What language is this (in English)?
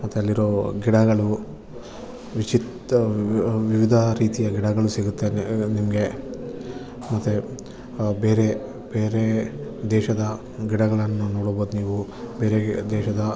Kannada